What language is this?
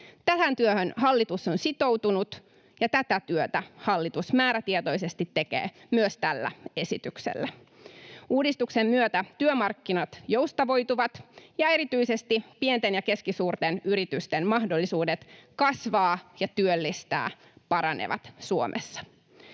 Finnish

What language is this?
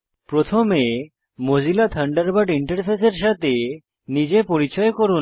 Bangla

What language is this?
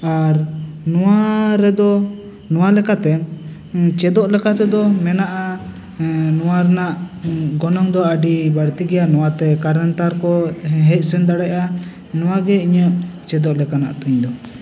Santali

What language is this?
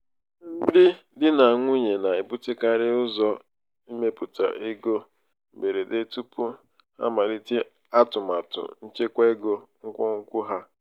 Igbo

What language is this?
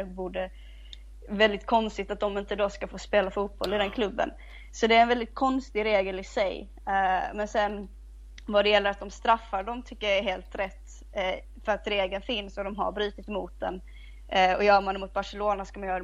Swedish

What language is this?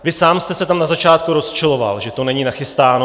Czech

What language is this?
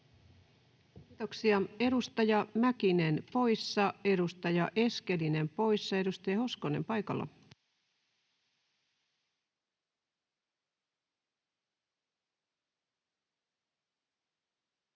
Finnish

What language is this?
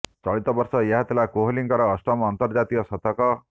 Odia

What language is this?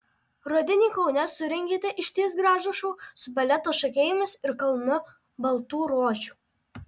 Lithuanian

